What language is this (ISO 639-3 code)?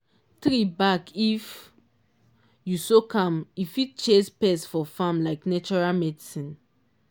pcm